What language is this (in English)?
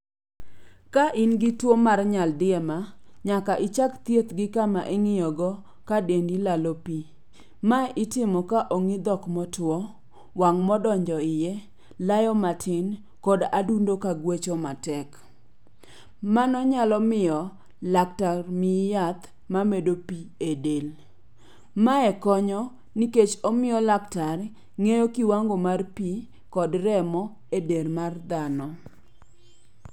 Luo (Kenya and Tanzania)